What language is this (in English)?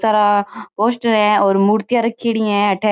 Marwari